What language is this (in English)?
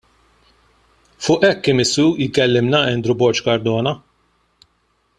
Maltese